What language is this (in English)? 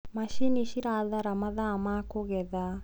Kikuyu